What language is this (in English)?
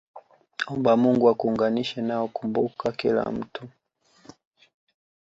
Swahili